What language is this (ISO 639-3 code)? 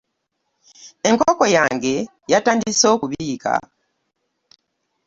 lug